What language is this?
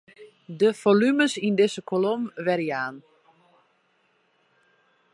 Western Frisian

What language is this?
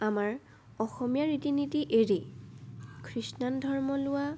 Assamese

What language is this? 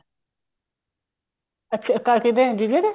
Punjabi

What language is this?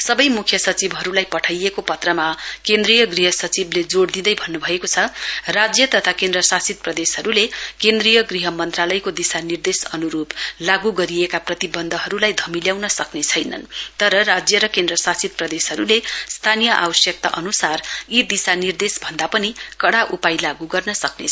Nepali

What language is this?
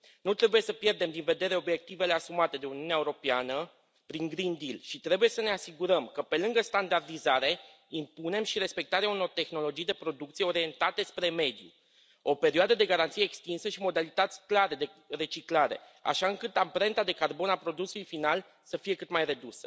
Romanian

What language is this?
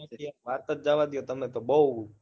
Gujarati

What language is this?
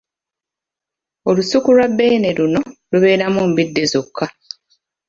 Ganda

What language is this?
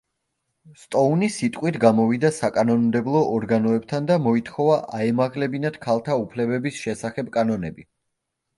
Georgian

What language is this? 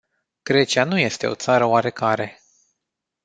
Romanian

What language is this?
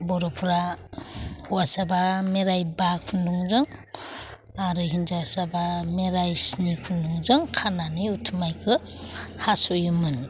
Bodo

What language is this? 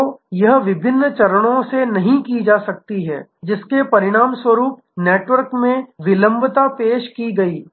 Hindi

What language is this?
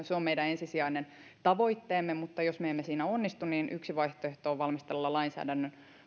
Finnish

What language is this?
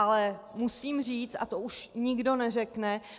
Czech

